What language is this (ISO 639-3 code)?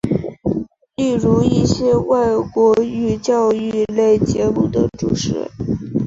zho